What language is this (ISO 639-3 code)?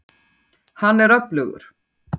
isl